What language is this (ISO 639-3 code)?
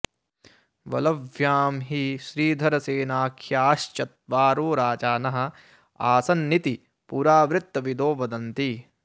san